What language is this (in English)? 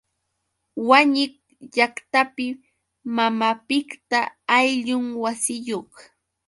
Yauyos Quechua